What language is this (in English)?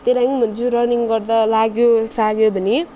Nepali